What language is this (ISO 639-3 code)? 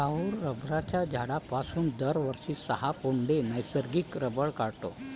mar